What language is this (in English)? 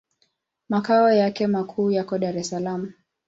Swahili